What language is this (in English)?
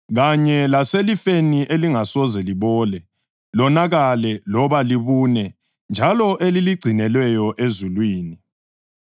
North Ndebele